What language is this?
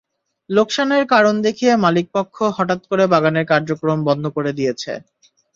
Bangla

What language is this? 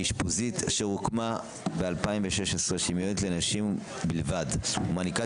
Hebrew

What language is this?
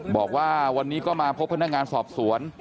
Thai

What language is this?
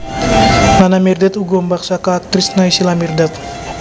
Javanese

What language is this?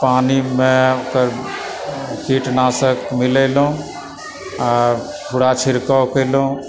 Maithili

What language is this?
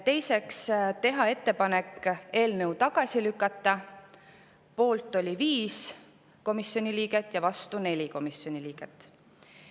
Estonian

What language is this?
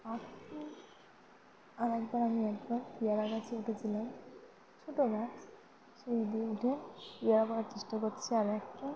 Bangla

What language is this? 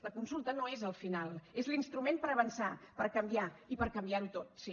Catalan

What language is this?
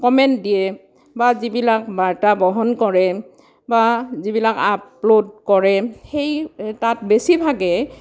Assamese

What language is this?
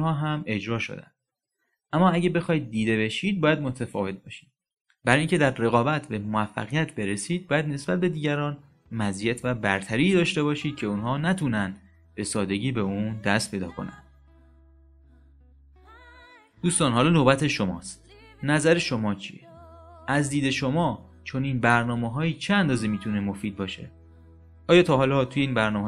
Persian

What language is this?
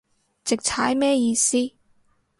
Cantonese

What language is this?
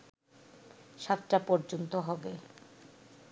Bangla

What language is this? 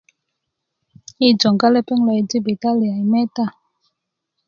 Kuku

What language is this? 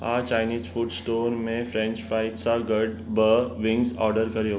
Sindhi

